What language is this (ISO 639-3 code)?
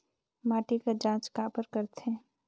hne